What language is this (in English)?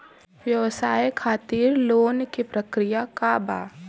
Bhojpuri